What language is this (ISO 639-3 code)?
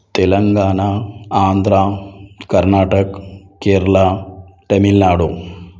urd